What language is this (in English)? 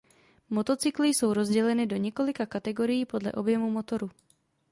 Czech